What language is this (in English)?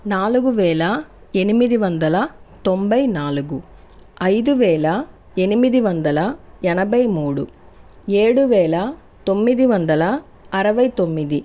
Telugu